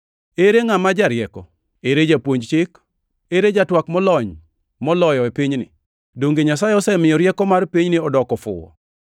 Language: Luo (Kenya and Tanzania)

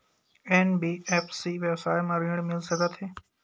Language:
Chhattisgarhi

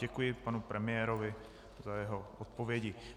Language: Czech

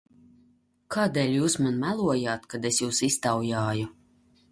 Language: Latvian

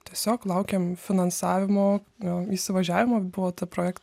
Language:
Lithuanian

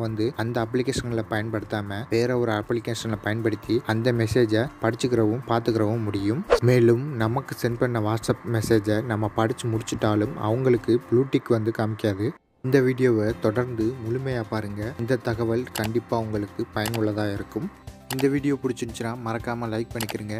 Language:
Indonesian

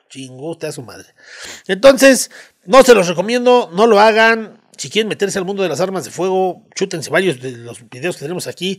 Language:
Spanish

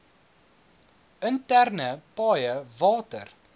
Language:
Afrikaans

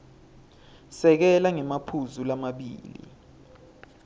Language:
Swati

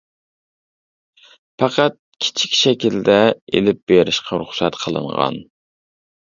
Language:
Uyghur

